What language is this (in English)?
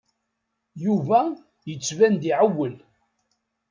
Kabyle